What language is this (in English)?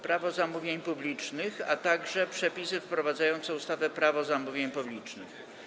Polish